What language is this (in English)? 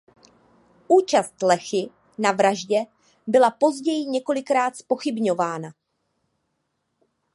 Czech